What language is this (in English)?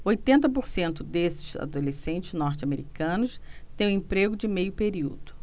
Portuguese